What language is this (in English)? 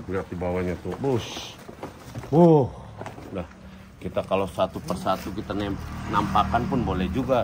Indonesian